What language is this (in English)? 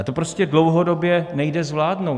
Czech